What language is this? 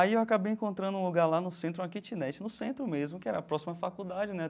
Portuguese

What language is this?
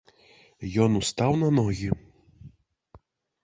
Belarusian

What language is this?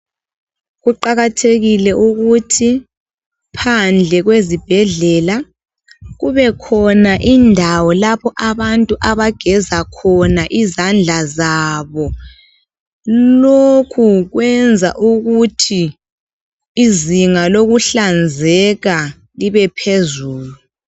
North Ndebele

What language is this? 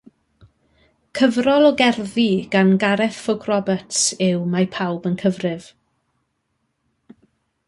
Welsh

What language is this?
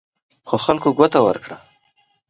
Pashto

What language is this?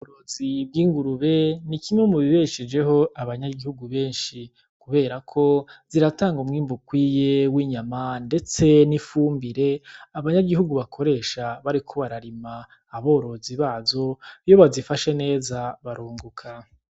Rundi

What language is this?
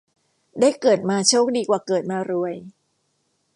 Thai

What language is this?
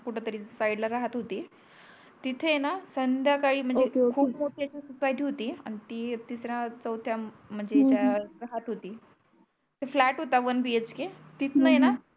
Marathi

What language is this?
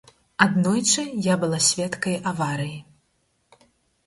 Belarusian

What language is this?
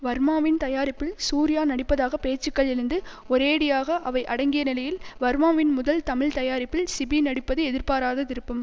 Tamil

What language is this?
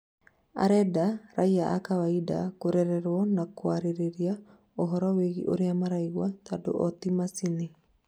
Kikuyu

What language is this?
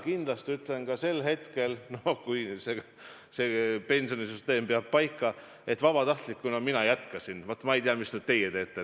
Estonian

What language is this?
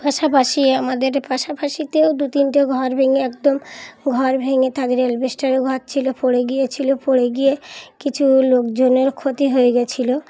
Bangla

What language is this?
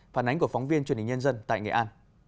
Vietnamese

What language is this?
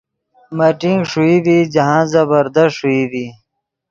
Yidgha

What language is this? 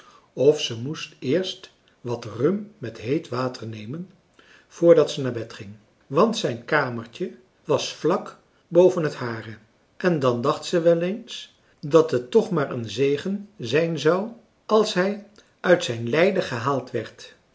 Dutch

